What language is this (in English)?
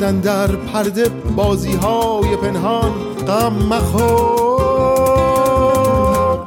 Persian